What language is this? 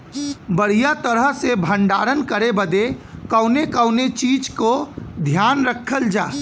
Bhojpuri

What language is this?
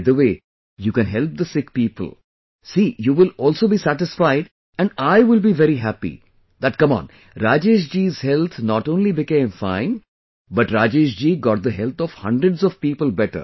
English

